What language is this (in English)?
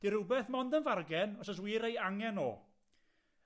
Welsh